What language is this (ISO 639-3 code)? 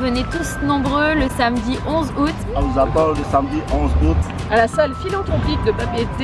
fra